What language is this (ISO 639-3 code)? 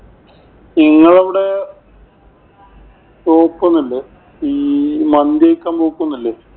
mal